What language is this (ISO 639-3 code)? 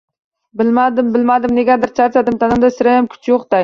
uzb